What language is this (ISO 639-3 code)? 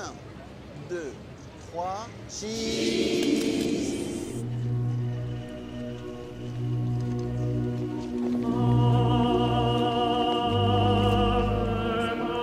deu